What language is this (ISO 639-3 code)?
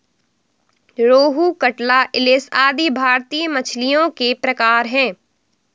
hin